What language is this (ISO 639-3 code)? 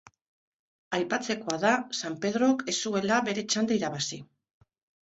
eus